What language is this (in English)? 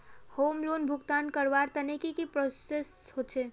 Magahi